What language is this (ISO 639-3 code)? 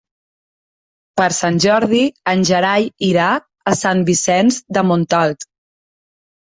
cat